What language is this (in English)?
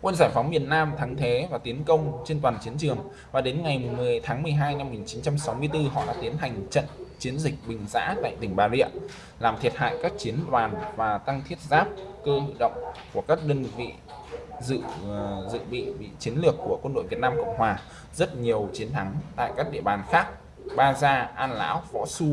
Vietnamese